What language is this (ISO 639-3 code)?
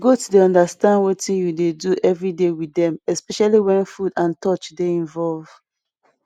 pcm